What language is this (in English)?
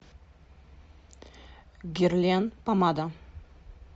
Russian